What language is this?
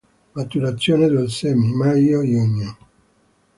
Italian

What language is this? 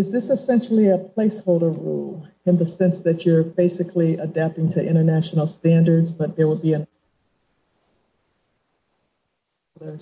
English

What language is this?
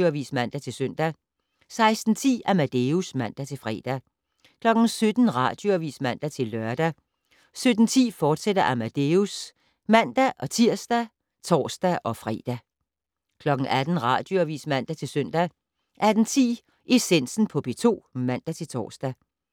Danish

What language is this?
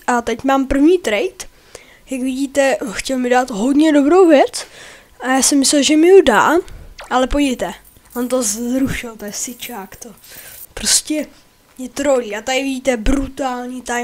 Czech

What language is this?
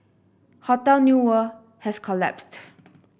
English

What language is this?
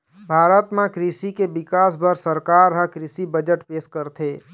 Chhattisgarhi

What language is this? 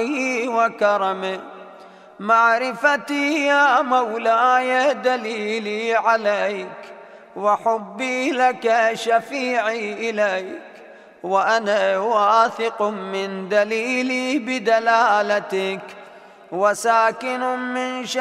Arabic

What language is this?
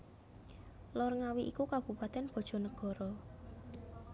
Javanese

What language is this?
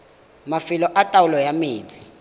Tswana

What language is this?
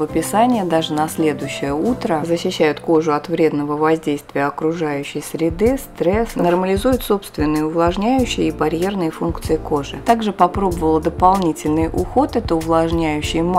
Russian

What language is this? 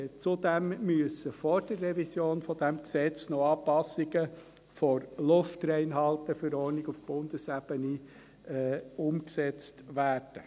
Swiss German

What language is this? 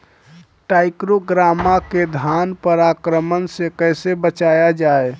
Bhojpuri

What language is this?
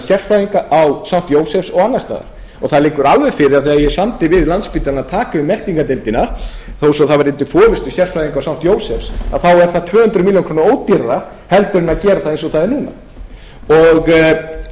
Icelandic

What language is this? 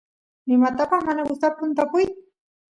Santiago del Estero Quichua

